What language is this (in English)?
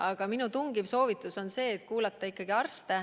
Estonian